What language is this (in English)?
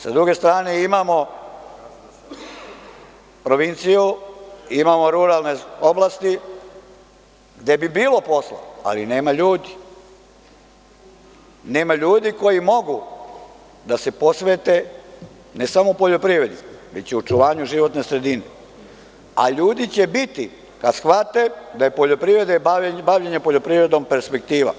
Serbian